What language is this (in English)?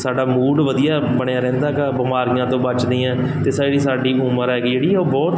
Punjabi